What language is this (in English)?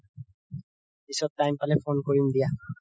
Assamese